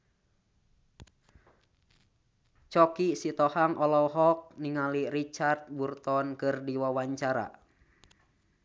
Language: Sundanese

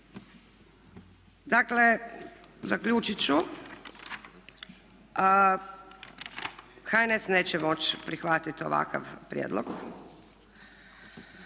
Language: Croatian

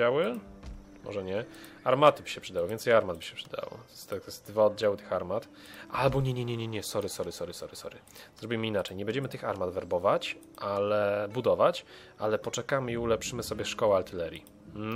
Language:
Polish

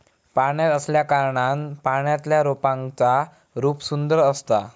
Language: Marathi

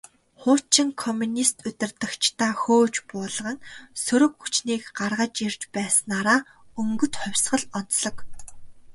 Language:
Mongolian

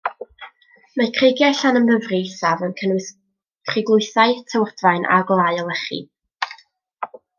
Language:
Welsh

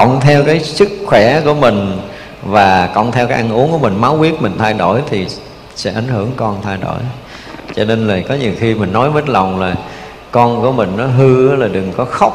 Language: Vietnamese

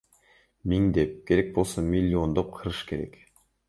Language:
Kyrgyz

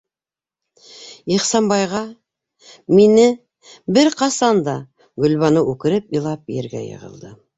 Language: Bashkir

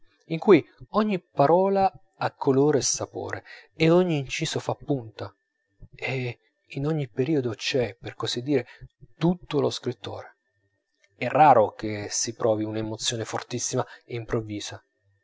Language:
Italian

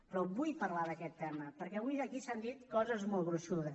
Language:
Catalan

